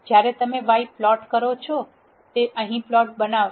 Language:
Gujarati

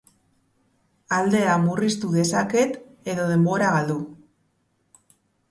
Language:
Basque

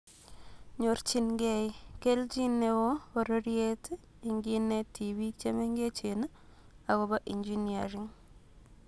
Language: Kalenjin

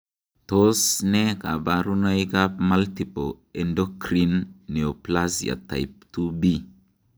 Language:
Kalenjin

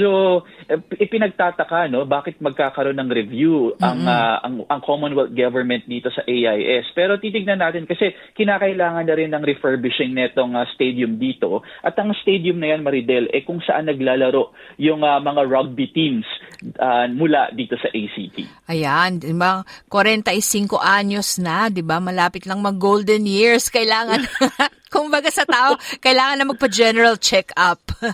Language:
Filipino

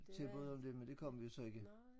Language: Danish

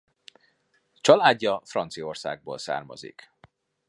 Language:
Hungarian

